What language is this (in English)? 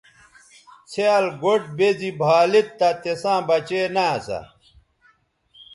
Bateri